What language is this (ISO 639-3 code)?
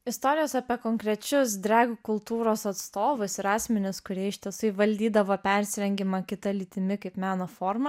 lit